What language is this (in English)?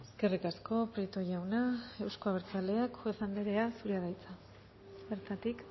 Basque